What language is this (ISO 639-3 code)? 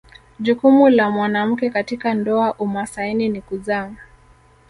swa